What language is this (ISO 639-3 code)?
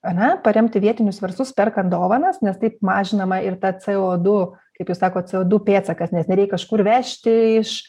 lit